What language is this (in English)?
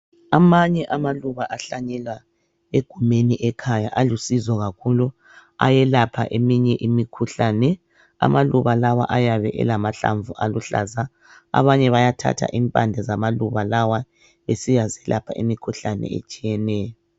North Ndebele